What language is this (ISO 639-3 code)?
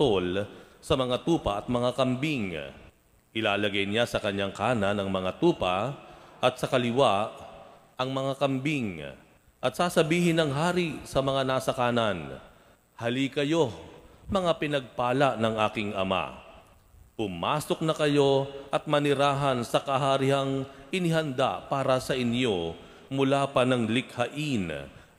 fil